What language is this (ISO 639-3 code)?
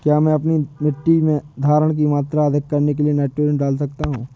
hin